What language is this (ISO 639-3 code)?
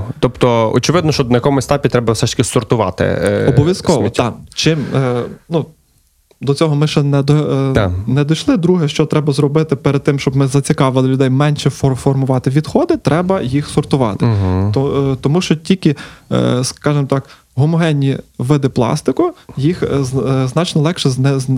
ukr